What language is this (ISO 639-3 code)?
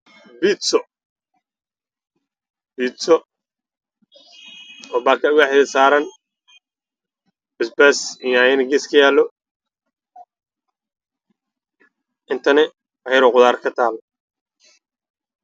som